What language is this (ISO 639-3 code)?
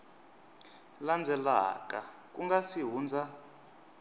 tso